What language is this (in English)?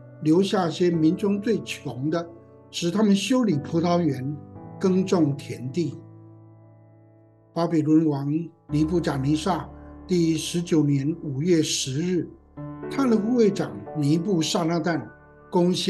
Chinese